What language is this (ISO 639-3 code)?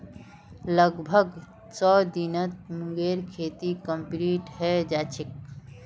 mag